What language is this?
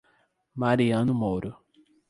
Portuguese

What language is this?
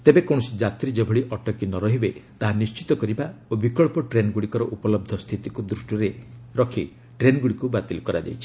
Odia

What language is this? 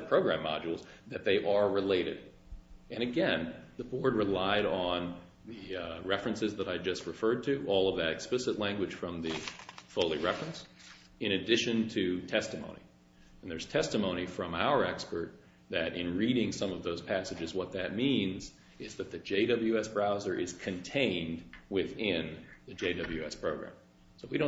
English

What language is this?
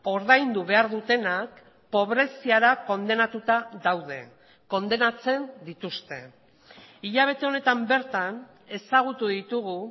Basque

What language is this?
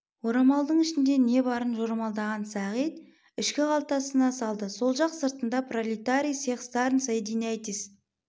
Kazakh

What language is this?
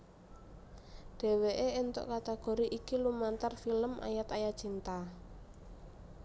Javanese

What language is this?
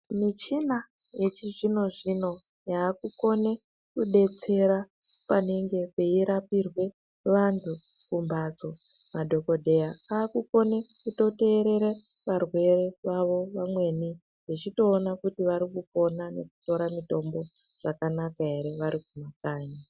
Ndau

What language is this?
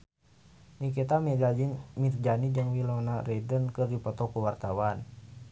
Sundanese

